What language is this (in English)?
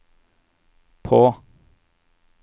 Norwegian